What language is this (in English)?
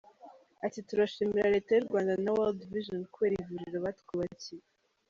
Kinyarwanda